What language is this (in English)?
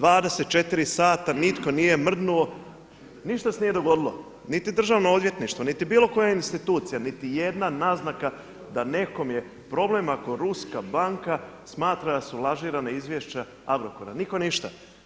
Croatian